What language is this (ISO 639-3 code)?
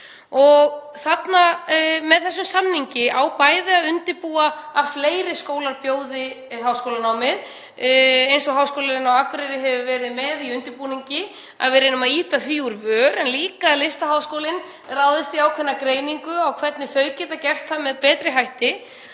isl